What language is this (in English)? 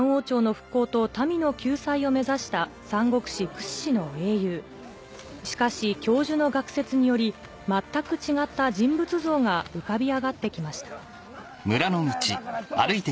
Japanese